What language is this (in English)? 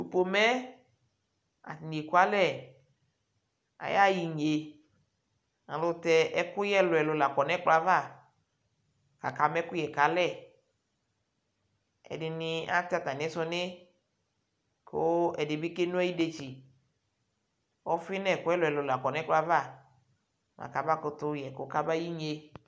Ikposo